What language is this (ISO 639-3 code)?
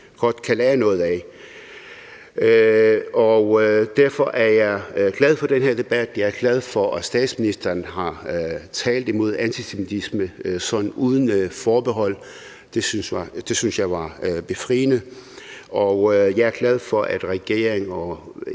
dan